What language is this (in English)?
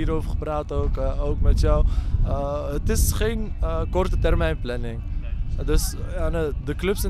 Dutch